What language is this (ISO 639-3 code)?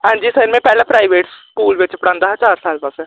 doi